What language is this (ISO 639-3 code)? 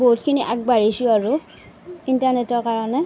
asm